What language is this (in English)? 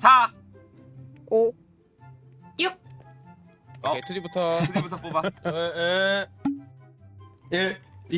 Korean